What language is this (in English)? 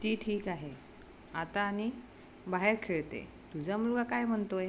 Marathi